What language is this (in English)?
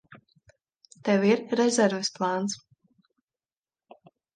Latvian